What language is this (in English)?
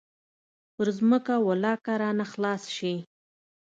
Pashto